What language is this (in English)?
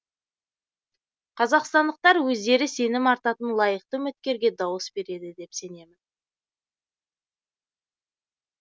Kazakh